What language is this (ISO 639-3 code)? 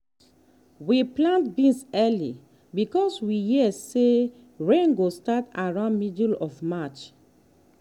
pcm